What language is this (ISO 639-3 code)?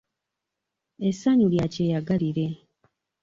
lug